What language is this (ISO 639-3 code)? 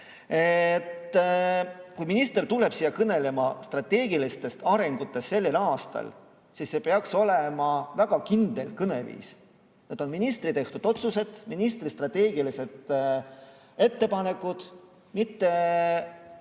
est